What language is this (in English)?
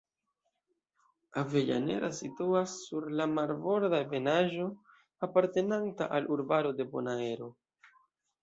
Esperanto